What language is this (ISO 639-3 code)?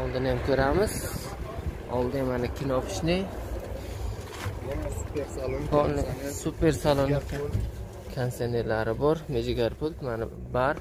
tur